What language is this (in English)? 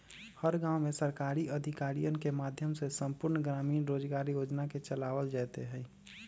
Magahi